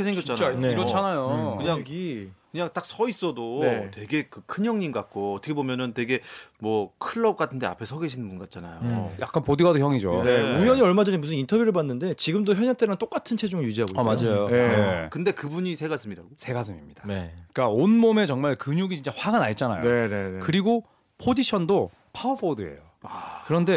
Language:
Korean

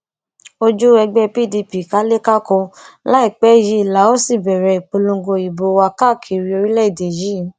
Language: Yoruba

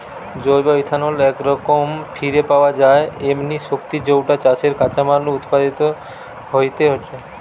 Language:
Bangla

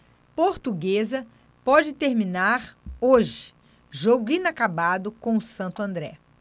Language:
Portuguese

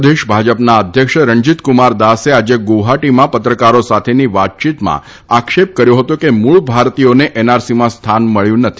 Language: Gujarati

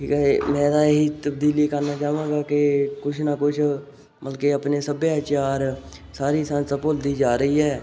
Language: Punjabi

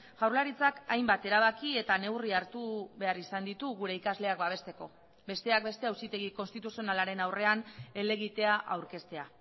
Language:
Basque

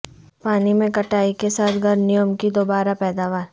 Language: Urdu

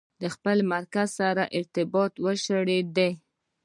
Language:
Pashto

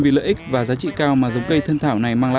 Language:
Vietnamese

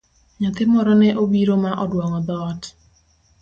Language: Luo (Kenya and Tanzania)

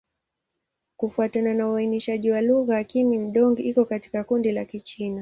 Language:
Swahili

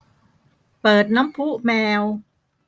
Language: Thai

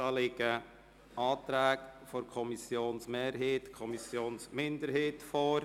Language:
Swiss German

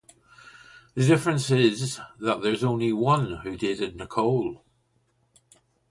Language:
English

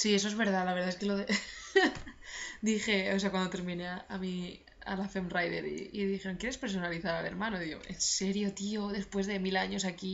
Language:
Spanish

